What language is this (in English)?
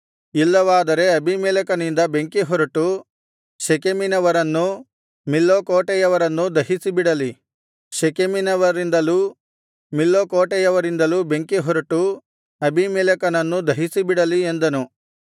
Kannada